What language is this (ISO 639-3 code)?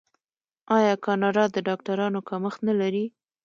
pus